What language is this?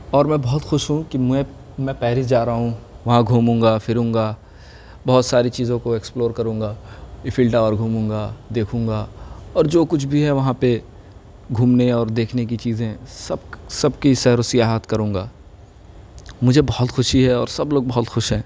Urdu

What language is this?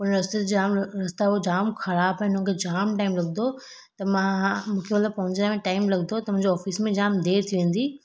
Sindhi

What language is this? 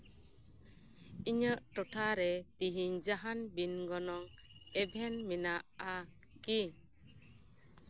Santali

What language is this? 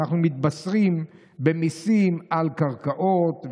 Hebrew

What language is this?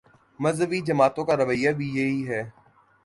Urdu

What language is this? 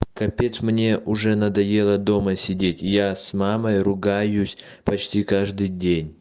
Russian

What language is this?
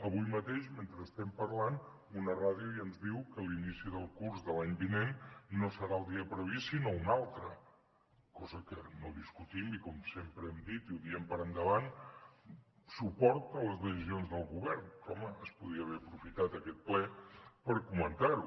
Catalan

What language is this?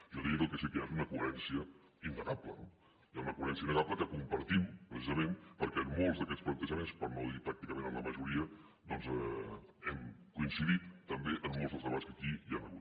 Catalan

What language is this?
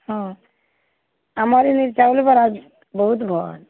Odia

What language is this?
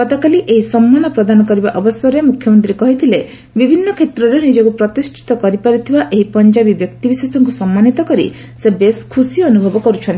Odia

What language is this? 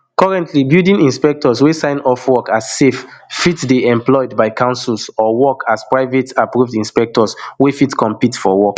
Nigerian Pidgin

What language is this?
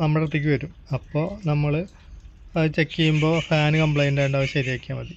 Malayalam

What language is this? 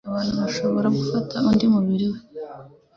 Kinyarwanda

